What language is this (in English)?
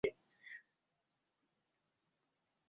Swahili